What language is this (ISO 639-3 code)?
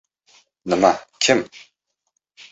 uzb